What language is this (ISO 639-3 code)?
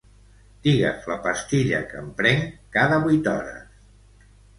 cat